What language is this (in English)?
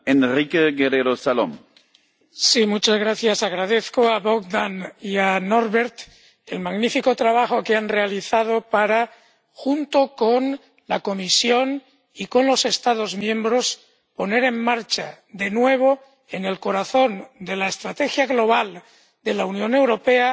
Spanish